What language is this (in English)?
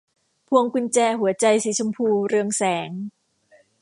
Thai